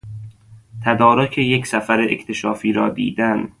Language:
Persian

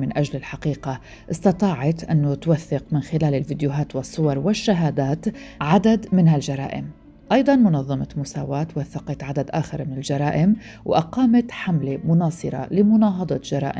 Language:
Arabic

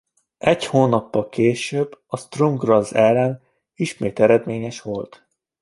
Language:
Hungarian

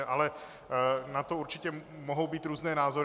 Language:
Czech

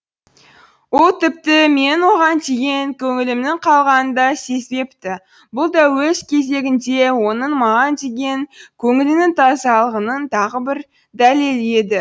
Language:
Kazakh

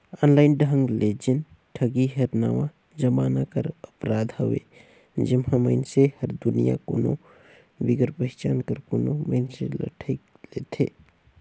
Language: Chhattisgarhi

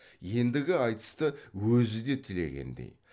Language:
Kazakh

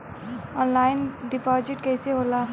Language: Bhojpuri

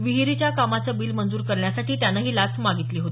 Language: Marathi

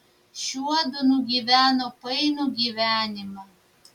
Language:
Lithuanian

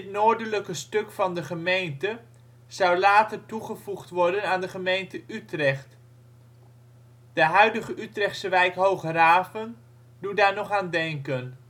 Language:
Dutch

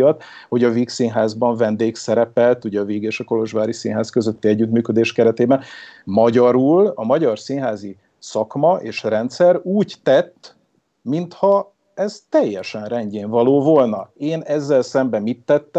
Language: Hungarian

